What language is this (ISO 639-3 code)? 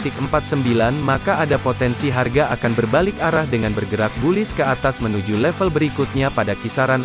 ind